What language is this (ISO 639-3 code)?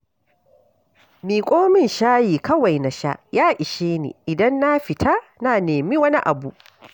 hau